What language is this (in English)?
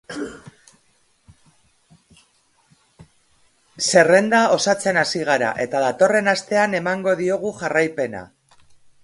Basque